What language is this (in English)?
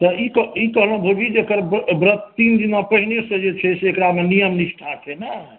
Maithili